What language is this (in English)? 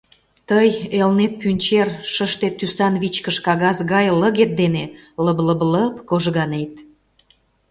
Mari